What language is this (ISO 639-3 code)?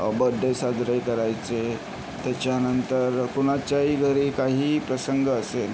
mar